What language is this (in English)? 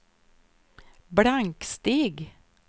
Swedish